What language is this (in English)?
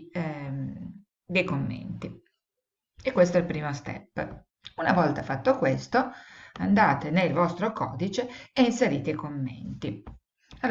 Italian